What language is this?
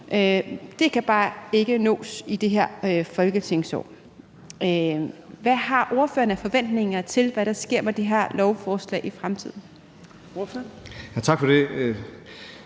Danish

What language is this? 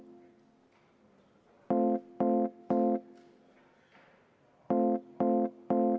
Estonian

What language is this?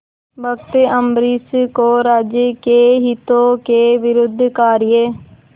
Hindi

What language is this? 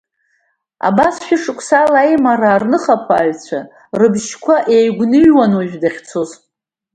Abkhazian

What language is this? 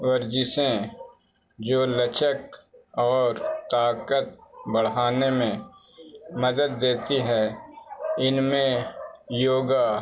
Urdu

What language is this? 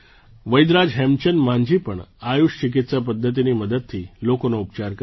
Gujarati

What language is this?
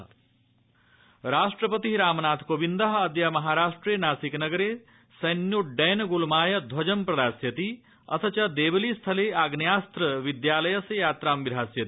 Sanskrit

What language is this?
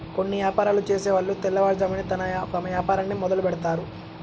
Telugu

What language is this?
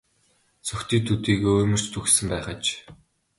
Mongolian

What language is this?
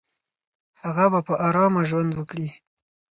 Pashto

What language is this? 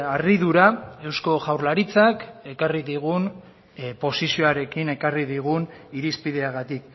Basque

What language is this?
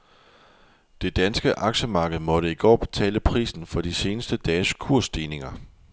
Danish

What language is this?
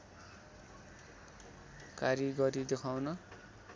Nepali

